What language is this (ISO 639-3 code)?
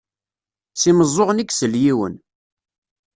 kab